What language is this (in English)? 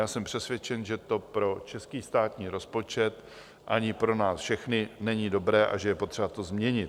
Czech